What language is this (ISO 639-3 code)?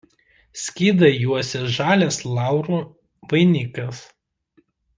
lit